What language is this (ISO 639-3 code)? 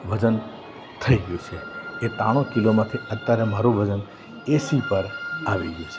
guj